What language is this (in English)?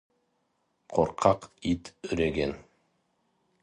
Kazakh